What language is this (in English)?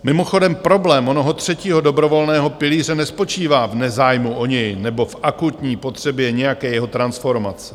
Czech